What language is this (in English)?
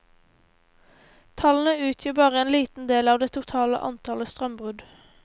Norwegian